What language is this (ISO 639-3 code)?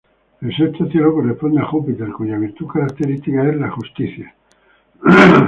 spa